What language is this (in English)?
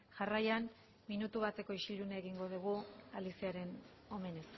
Basque